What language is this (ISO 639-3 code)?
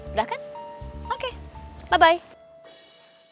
ind